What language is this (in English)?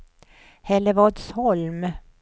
Swedish